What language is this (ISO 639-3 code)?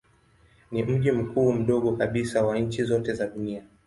swa